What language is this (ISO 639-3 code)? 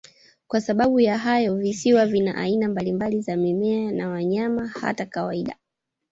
swa